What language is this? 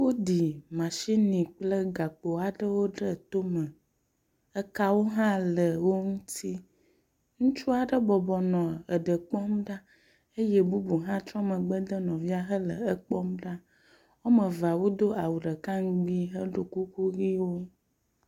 Ewe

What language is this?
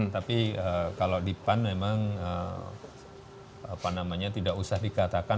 Indonesian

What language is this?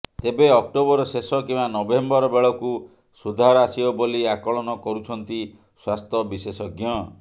Odia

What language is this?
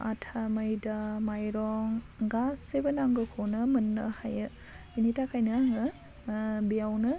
Bodo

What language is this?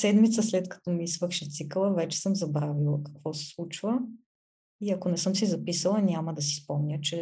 Bulgarian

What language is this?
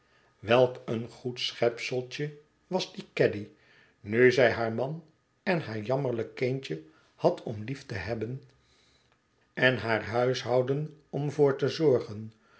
Dutch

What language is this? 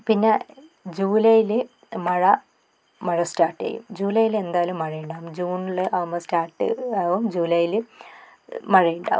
Malayalam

